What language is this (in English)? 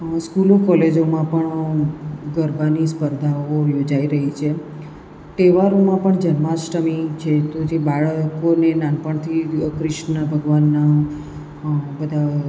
Gujarati